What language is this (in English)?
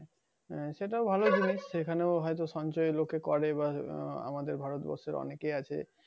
Bangla